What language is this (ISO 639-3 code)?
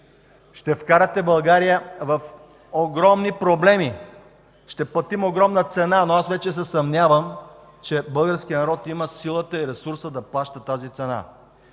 bul